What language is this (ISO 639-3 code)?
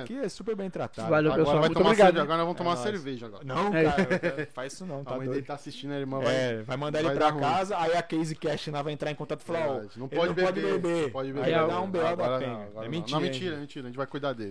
por